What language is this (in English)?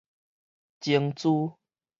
Min Nan Chinese